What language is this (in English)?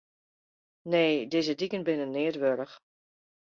Western Frisian